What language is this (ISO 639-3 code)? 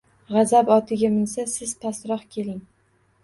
uzb